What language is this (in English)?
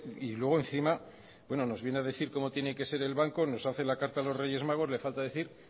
Spanish